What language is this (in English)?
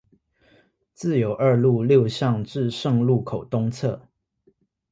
Chinese